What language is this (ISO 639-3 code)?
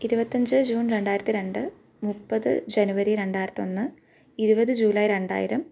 mal